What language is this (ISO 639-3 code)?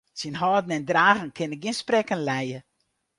fry